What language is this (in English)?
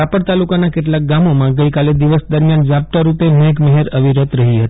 Gujarati